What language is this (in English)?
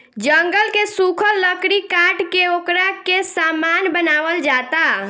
Bhojpuri